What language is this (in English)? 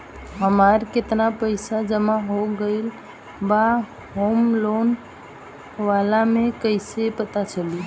Bhojpuri